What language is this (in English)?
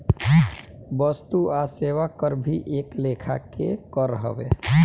Bhojpuri